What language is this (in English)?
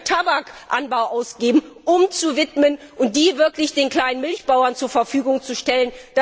German